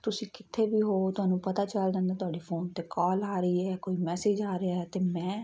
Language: Punjabi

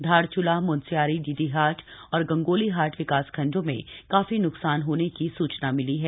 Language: Hindi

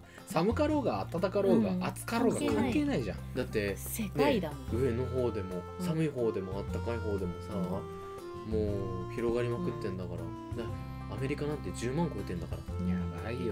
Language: Japanese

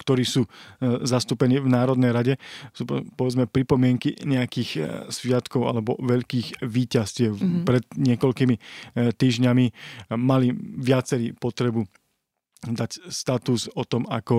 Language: Slovak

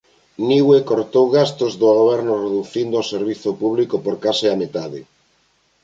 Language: Galician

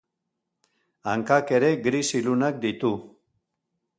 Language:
Basque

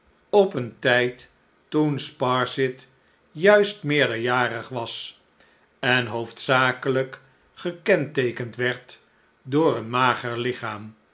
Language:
Dutch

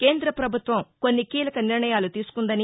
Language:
Telugu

